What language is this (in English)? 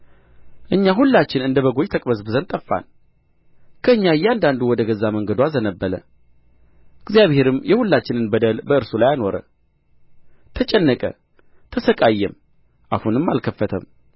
Amharic